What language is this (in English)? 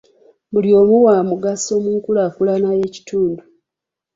Ganda